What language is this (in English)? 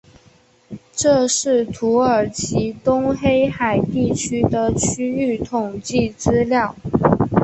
Chinese